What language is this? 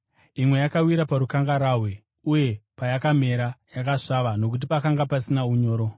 Shona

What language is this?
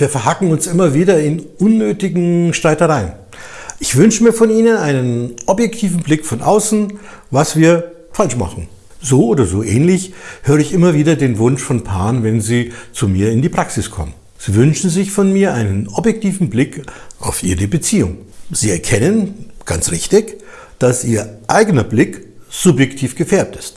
German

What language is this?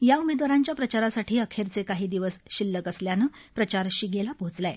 Marathi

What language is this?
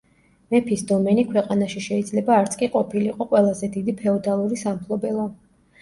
Georgian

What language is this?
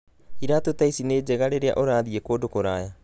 Kikuyu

